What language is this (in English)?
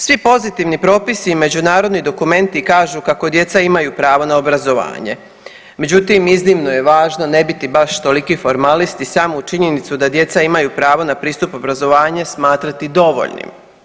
Croatian